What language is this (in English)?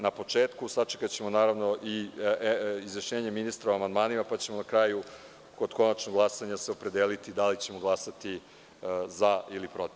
Serbian